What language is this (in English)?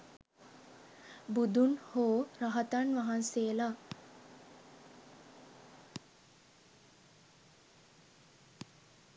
Sinhala